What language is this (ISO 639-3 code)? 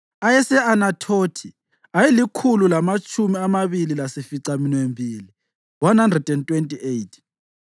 nde